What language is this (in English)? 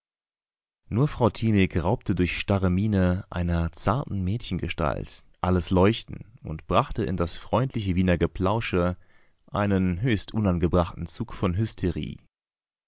German